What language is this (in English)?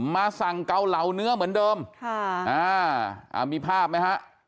Thai